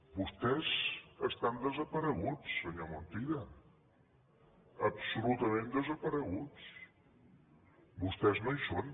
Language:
Catalan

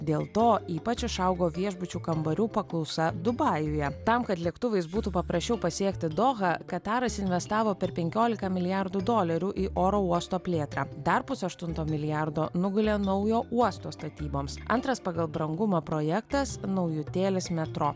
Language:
Lithuanian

